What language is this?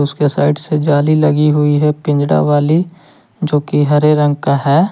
Hindi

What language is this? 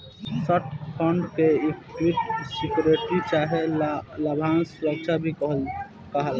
Bhojpuri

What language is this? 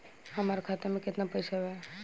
Bhojpuri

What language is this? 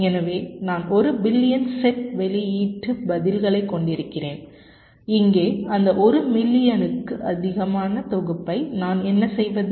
Tamil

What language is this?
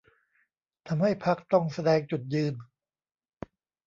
Thai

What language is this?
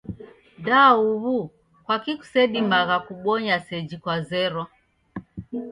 Taita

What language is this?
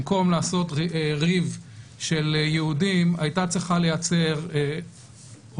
Hebrew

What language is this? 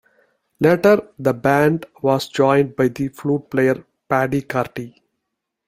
English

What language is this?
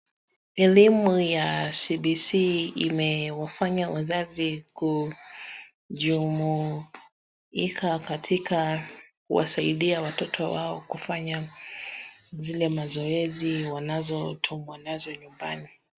Swahili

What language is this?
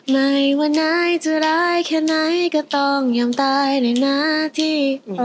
Thai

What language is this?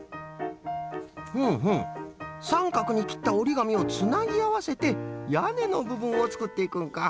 Japanese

